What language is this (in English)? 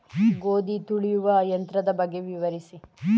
Kannada